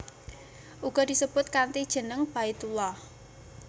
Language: Javanese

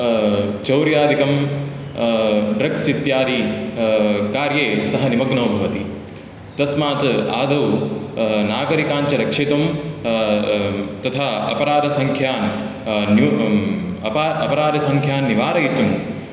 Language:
Sanskrit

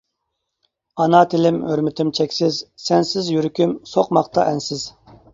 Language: Uyghur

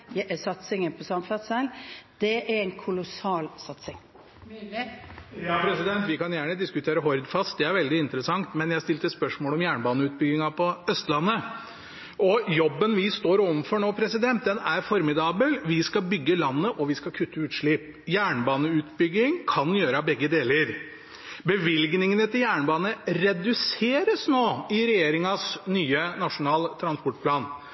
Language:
Norwegian Bokmål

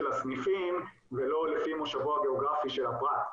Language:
Hebrew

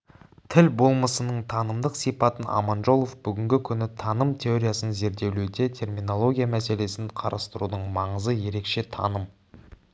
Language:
Kazakh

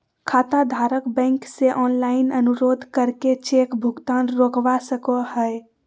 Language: Magahi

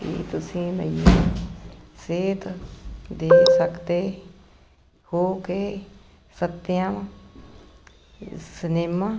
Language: Punjabi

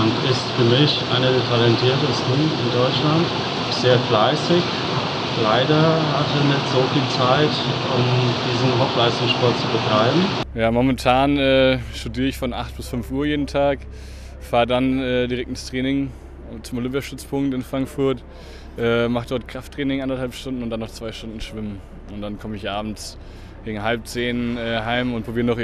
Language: German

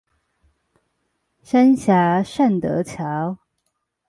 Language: Chinese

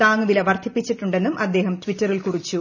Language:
Malayalam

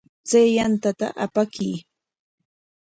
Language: Corongo Ancash Quechua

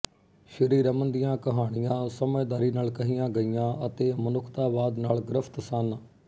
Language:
Punjabi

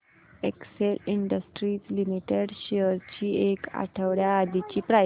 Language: Marathi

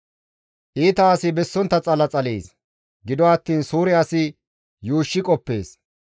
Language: Gamo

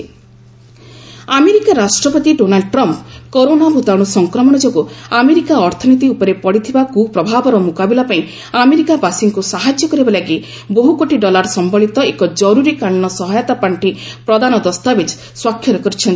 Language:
Odia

